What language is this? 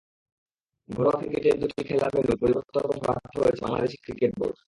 Bangla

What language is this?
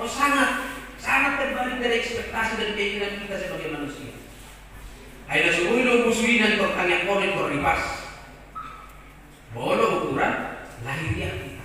Indonesian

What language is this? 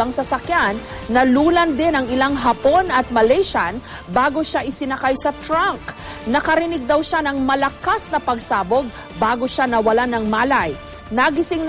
Filipino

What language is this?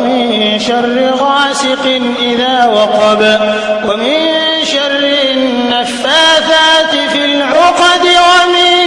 Arabic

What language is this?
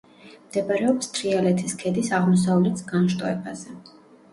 Georgian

